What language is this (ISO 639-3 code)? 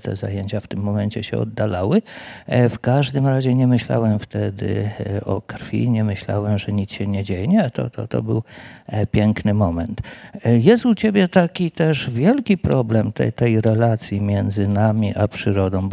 pol